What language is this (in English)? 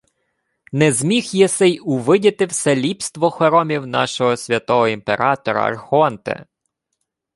Ukrainian